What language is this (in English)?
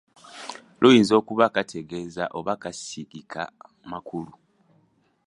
Ganda